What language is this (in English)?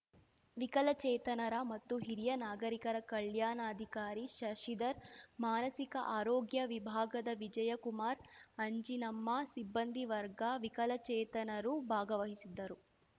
Kannada